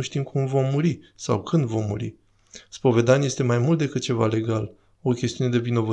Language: Romanian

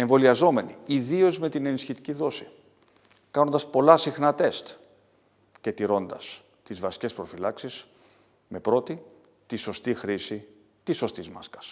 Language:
Greek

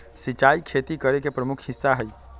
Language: Magahi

